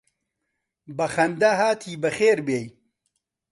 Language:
Central Kurdish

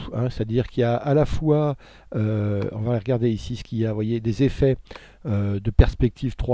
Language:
French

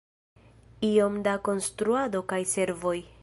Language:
Esperanto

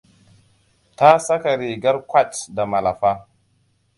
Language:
Hausa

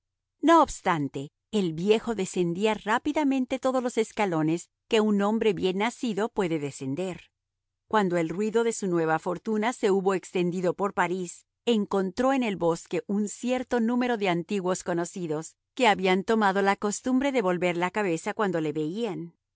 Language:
Spanish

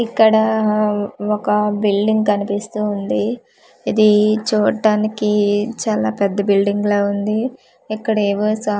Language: Telugu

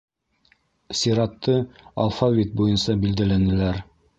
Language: Bashkir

